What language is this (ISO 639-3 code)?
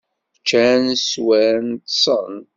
kab